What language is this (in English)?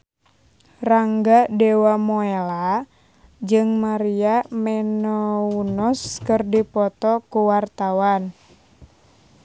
Sundanese